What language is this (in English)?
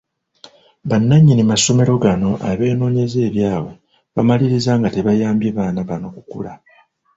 Ganda